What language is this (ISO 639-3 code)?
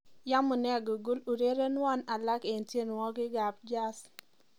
kln